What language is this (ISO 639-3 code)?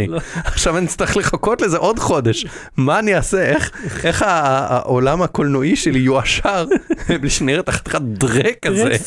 heb